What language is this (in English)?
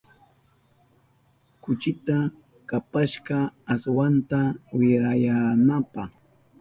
Southern Pastaza Quechua